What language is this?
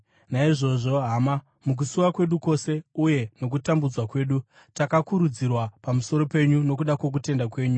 Shona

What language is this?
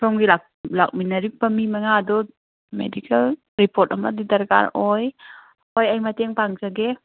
Manipuri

